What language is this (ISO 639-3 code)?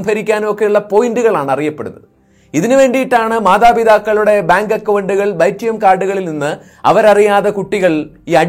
mal